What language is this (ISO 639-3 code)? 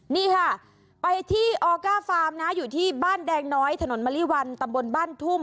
tha